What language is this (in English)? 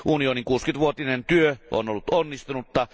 Finnish